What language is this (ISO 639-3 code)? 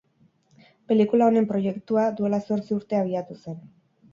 eus